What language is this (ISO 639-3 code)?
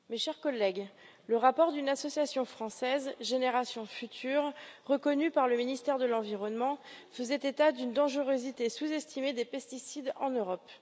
fra